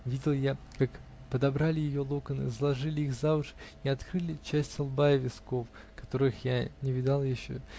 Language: Russian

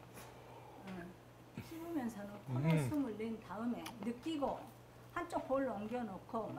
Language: Korean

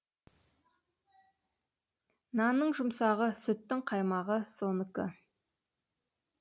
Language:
Kazakh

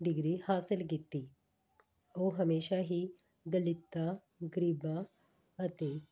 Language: Punjabi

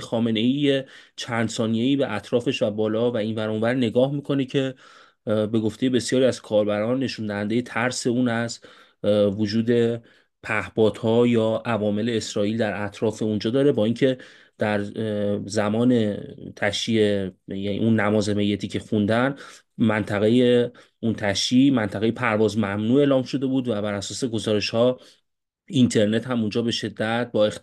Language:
Persian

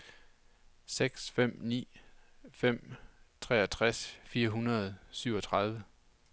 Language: Danish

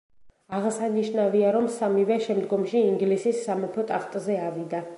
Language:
Georgian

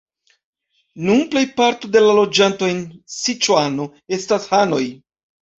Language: Esperanto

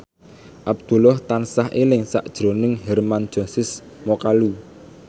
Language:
Javanese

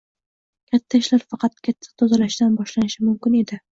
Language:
Uzbek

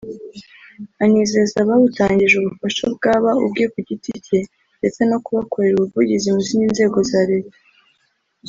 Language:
Kinyarwanda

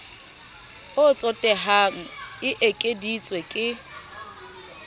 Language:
Southern Sotho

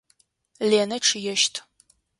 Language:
Adyghe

